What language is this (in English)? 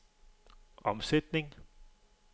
Danish